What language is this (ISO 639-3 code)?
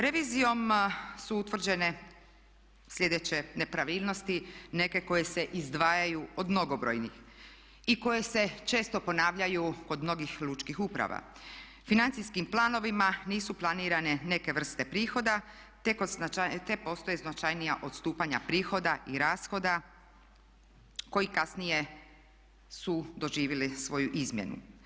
hrv